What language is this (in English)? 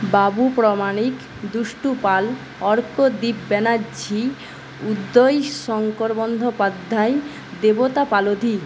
Bangla